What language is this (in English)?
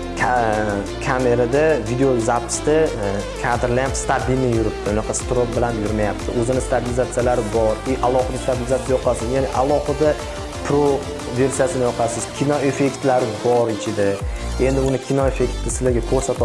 Turkish